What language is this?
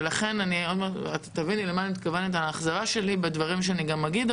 Hebrew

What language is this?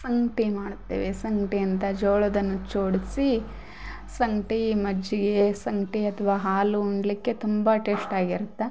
Kannada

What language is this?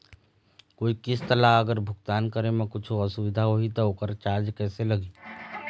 Chhattisgarhi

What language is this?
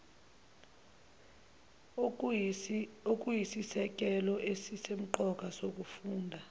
Zulu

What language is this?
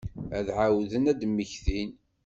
Kabyle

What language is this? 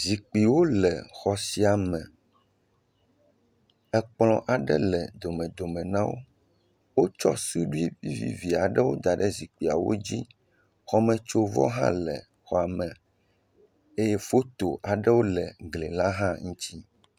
Ewe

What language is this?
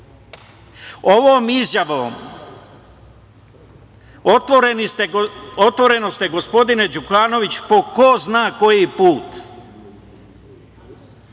Serbian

